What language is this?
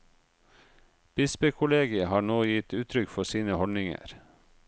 Norwegian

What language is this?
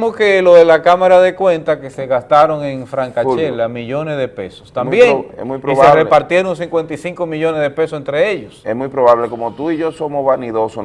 Spanish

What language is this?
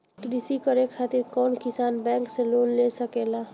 Bhojpuri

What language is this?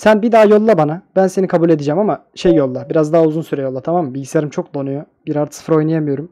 Turkish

